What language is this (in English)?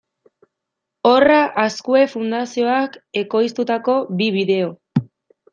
Basque